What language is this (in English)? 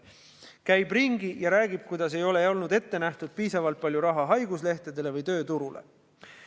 Estonian